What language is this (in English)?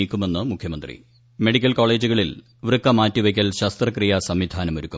Malayalam